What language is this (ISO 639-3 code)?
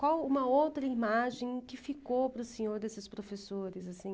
por